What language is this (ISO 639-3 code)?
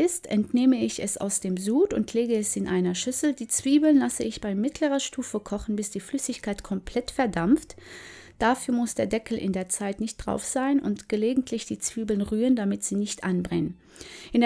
deu